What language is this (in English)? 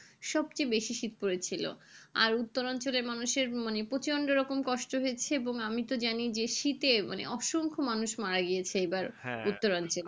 Bangla